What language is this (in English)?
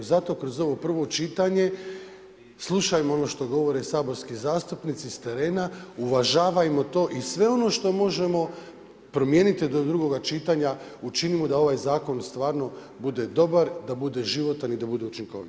Croatian